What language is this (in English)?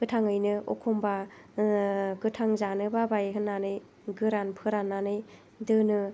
Bodo